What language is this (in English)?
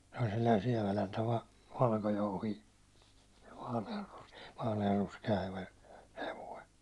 Finnish